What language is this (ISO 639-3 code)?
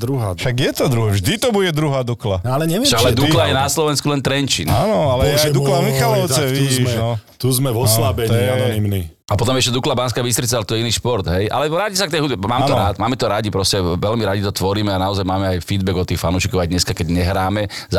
slk